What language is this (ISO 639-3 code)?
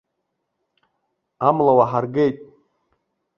abk